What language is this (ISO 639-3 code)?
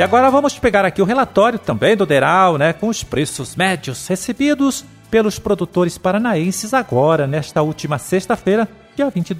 por